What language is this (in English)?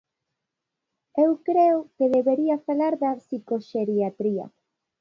Galician